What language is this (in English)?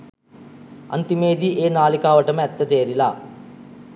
Sinhala